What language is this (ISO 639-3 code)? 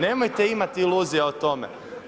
hrv